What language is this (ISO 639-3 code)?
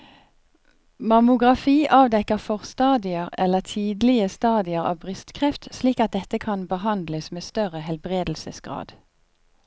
nor